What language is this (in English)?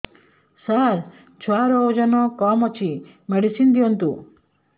Odia